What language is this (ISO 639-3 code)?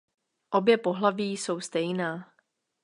ces